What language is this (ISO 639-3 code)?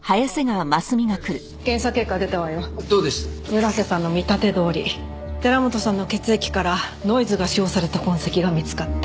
jpn